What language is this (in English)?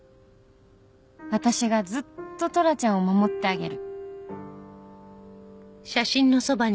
Japanese